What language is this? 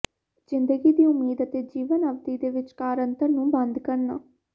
Punjabi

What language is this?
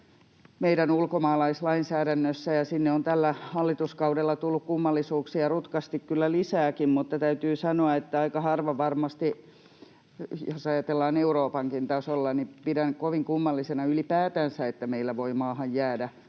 Finnish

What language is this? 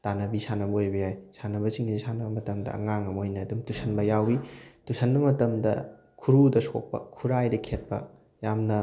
Manipuri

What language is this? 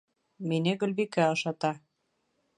Bashkir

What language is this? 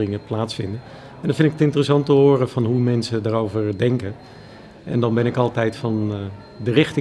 Dutch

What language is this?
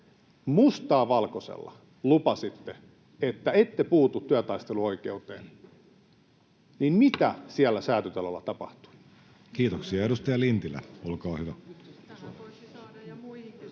Finnish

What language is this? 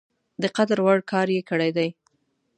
Pashto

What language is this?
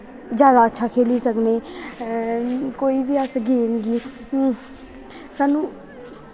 Dogri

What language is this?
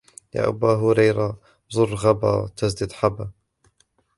Arabic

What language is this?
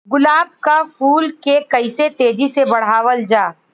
Bhojpuri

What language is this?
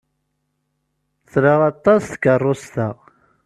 Kabyle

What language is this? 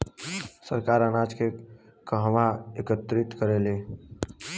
Bhojpuri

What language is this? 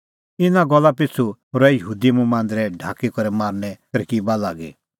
Kullu Pahari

